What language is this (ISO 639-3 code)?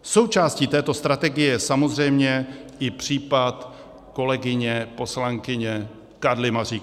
ces